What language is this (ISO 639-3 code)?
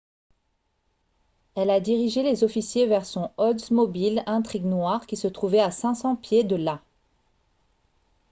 fra